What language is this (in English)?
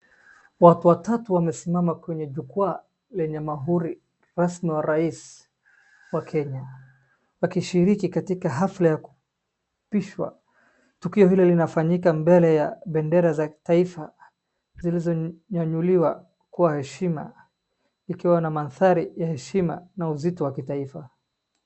Swahili